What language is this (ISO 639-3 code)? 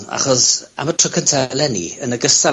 cym